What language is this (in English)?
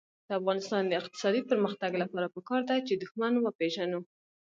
Pashto